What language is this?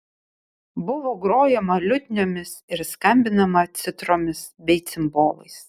Lithuanian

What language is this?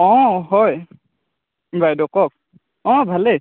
Assamese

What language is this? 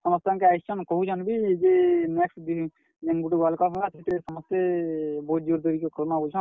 Odia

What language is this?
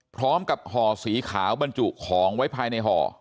Thai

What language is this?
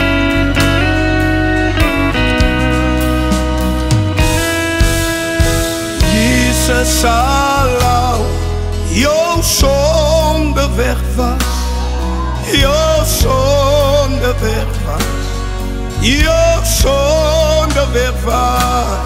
Dutch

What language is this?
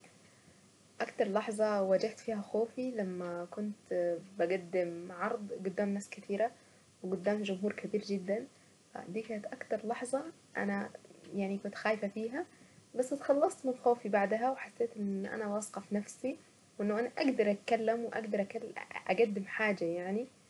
Saidi Arabic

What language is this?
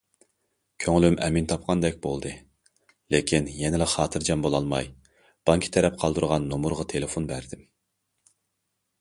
Uyghur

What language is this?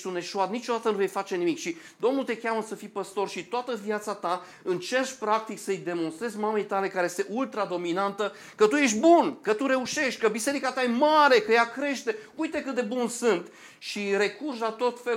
Romanian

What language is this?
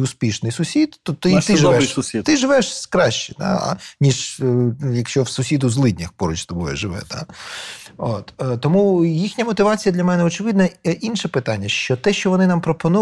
Ukrainian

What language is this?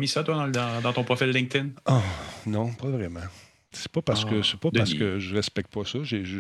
French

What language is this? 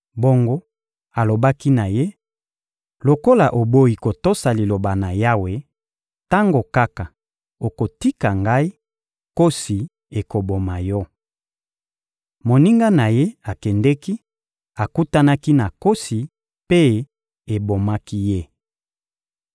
Lingala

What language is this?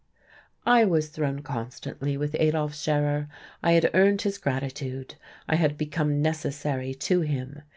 English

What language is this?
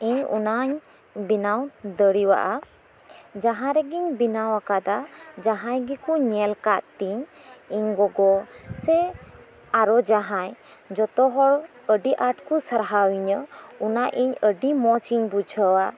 Santali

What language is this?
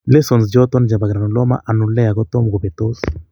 Kalenjin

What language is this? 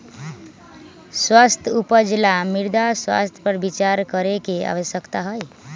Magahi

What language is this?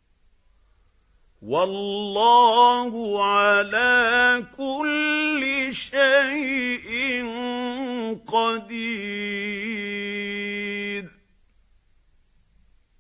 Arabic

